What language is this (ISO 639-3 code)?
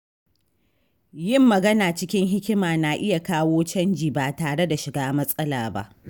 hau